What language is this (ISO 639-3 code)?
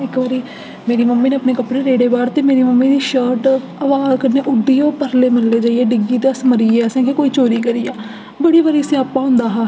doi